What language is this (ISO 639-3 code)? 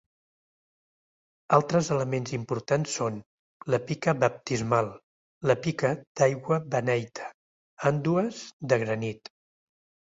cat